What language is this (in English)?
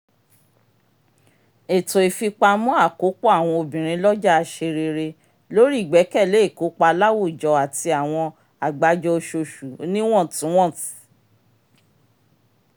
Yoruba